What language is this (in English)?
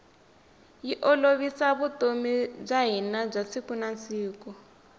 Tsonga